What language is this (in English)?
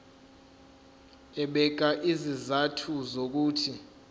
Zulu